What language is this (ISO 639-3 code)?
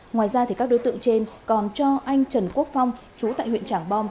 vie